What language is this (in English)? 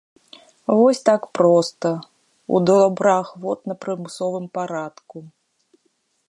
Belarusian